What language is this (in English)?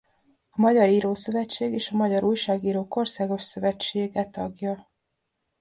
Hungarian